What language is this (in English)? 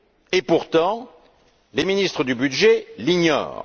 French